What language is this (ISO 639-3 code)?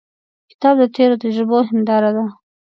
pus